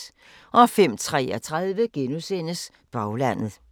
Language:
Danish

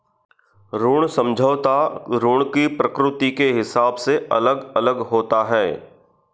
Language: Hindi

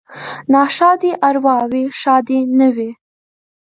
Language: Pashto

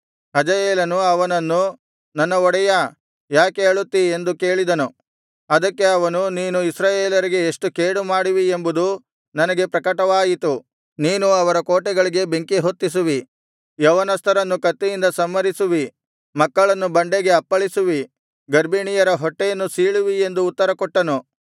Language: Kannada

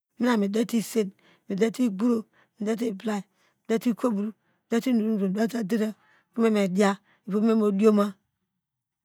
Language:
Degema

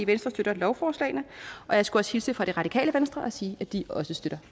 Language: Danish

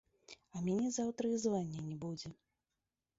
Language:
Belarusian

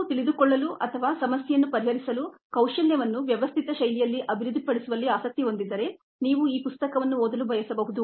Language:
Kannada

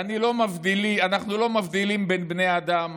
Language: Hebrew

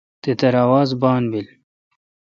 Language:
Kalkoti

